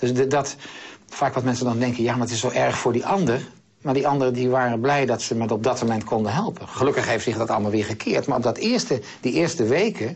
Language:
Dutch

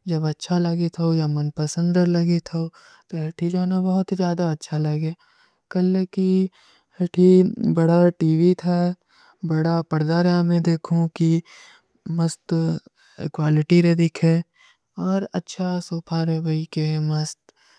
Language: Kui (India)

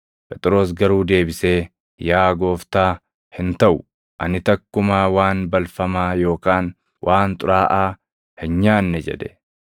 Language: Oromo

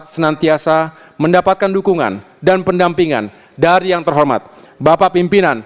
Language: Indonesian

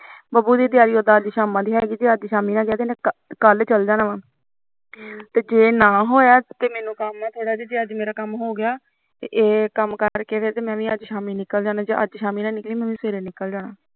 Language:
Punjabi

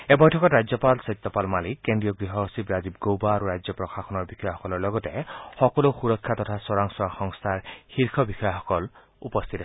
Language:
Assamese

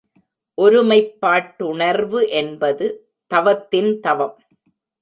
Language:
Tamil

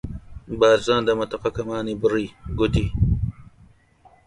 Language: Central Kurdish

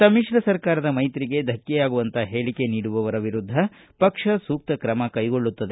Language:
Kannada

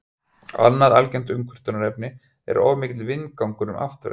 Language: Icelandic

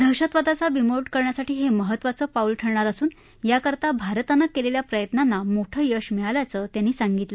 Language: Marathi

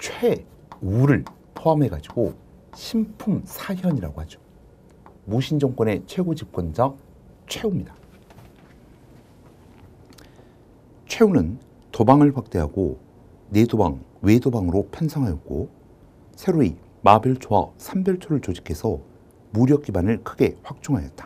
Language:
Korean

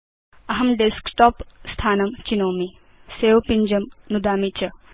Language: Sanskrit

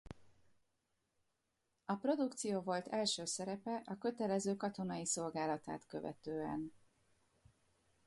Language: Hungarian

